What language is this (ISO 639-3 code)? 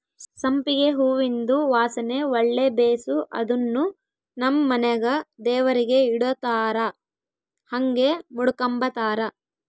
kan